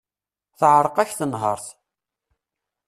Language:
Kabyle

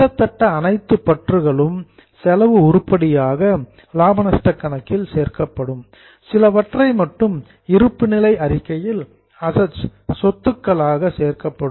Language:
Tamil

